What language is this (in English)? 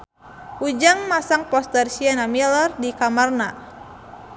Sundanese